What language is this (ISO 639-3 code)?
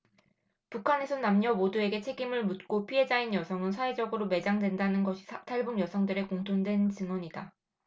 kor